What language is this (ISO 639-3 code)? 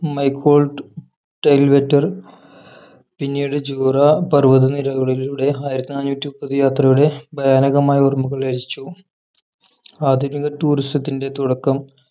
mal